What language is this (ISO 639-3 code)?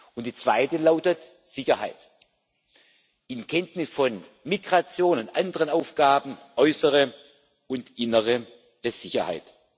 deu